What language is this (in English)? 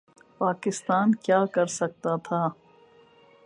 Urdu